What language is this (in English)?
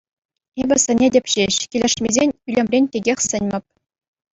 Chuvash